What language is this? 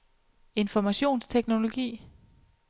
Danish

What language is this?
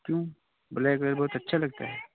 Hindi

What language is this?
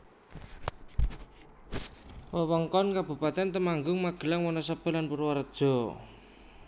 Javanese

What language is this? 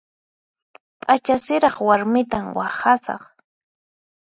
Puno Quechua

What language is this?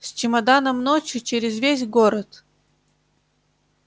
Russian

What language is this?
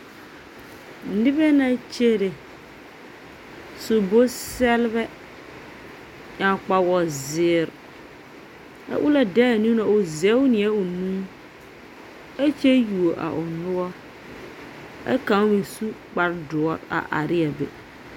Southern Dagaare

